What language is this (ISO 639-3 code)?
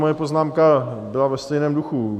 ces